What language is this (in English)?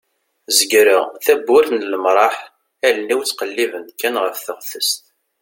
Kabyle